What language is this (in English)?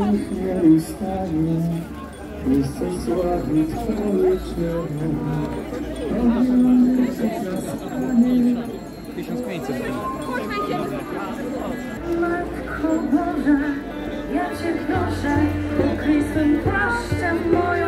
Polish